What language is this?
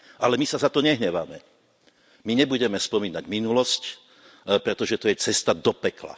Slovak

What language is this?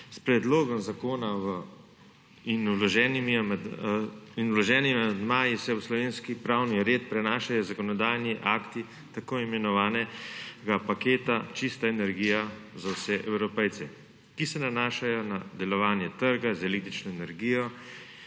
Slovenian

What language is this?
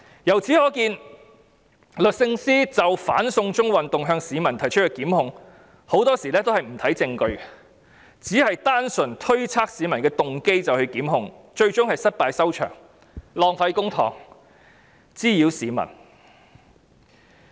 Cantonese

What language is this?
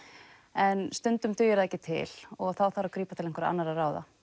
Icelandic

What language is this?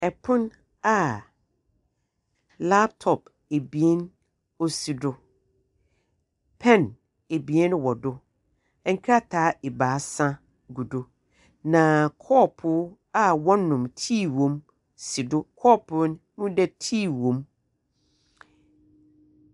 Akan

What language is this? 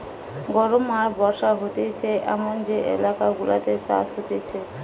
Bangla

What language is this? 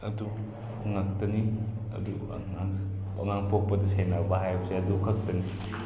Manipuri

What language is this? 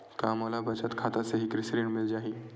Chhattisgarhi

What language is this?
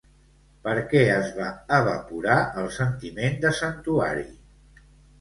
Catalan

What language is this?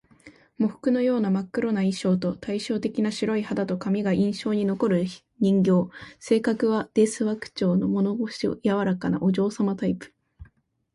Japanese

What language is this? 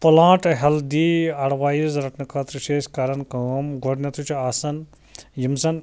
Kashmiri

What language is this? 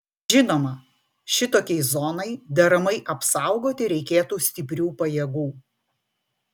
Lithuanian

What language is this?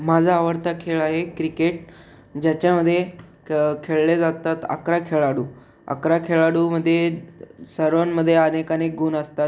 Marathi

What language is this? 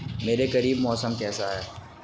Urdu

